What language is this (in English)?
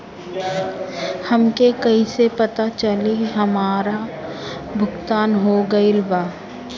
Bhojpuri